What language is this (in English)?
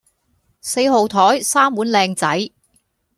Cantonese